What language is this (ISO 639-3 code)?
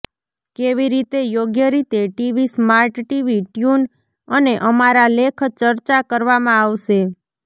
guj